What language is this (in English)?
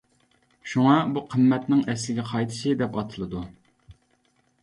Uyghur